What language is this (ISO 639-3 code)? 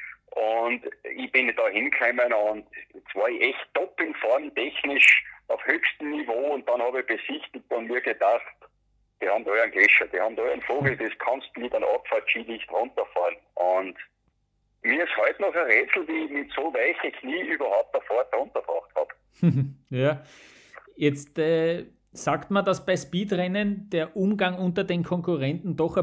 deu